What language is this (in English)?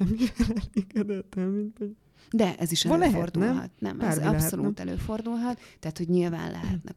Hungarian